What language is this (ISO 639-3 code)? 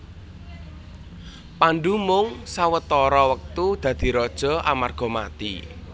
jav